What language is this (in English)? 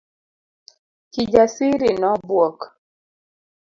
Luo (Kenya and Tanzania)